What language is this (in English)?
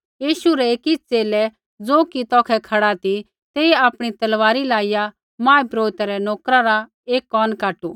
Kullu Pahari